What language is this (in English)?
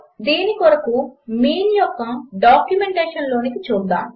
Telugu